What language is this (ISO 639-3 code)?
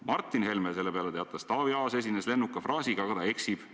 est